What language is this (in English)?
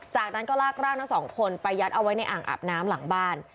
Thai